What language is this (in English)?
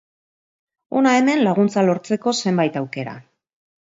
Basque